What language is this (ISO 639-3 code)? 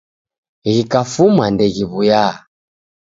dav